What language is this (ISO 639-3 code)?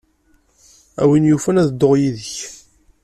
kab